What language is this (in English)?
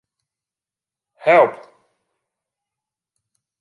Western Frisian